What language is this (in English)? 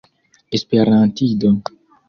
Esperanto